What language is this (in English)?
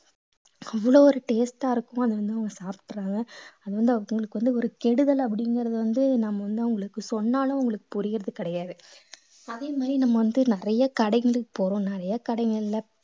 Tamil